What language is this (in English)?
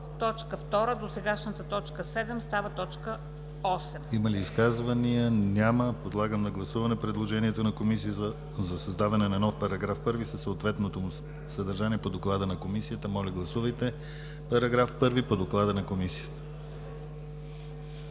Bulgarian